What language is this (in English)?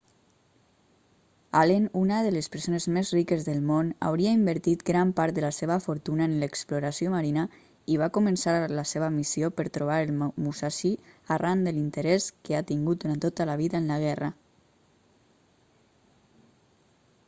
Catalan